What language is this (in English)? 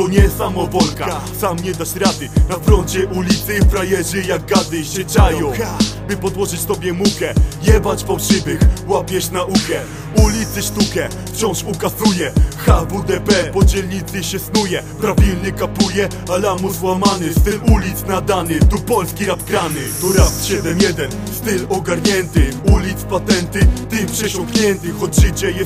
Polish